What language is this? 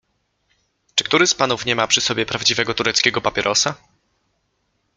Polish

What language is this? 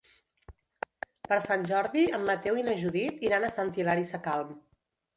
Catalan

